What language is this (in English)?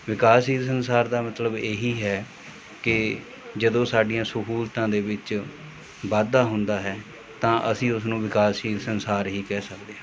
Punjabi